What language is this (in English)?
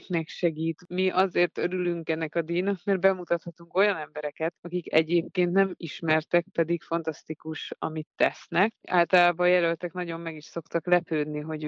Hungarian